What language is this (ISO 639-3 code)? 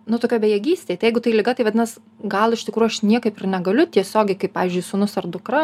lit